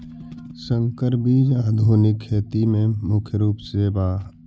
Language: Magahi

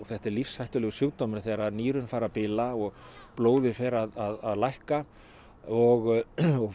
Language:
Icelandic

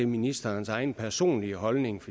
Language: Danish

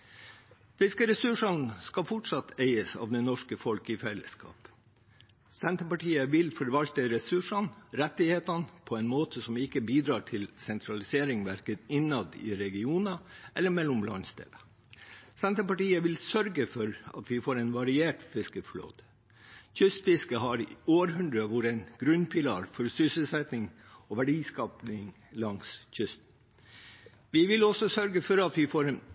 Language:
Norwegian Bokmål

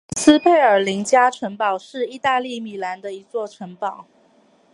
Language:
Chinese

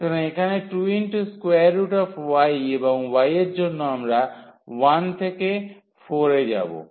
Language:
Bangla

